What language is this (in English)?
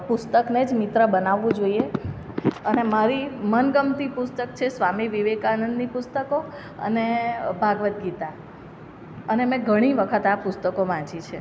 Gujarati